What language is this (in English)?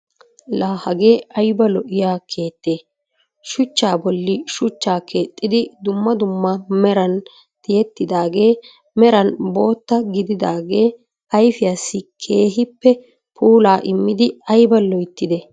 Wolaytta